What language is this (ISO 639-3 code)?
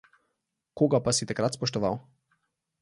slv